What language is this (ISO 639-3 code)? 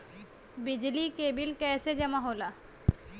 bho